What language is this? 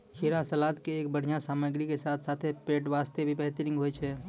Maithili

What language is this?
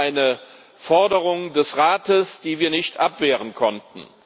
German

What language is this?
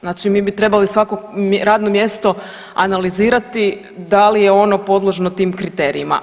Croatian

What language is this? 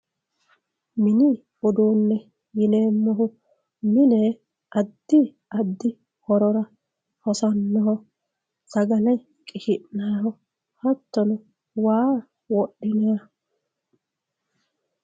Sidamo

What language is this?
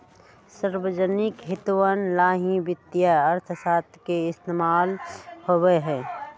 Magahi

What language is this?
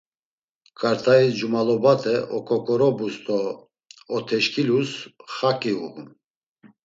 Laz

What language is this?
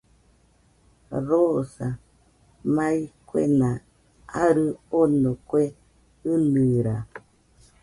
Nüpode Huitoto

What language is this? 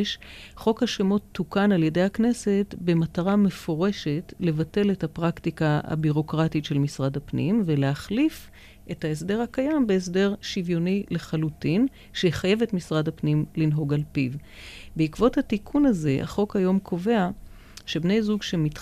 Hebrew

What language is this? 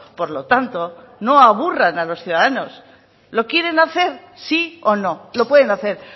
Spanish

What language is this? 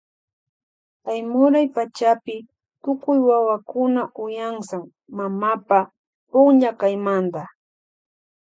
Loja Highland Quichua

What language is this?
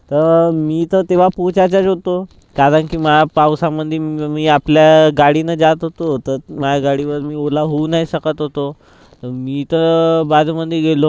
Marathi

